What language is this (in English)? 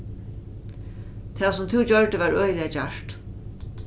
Faroese